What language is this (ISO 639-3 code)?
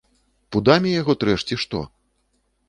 bel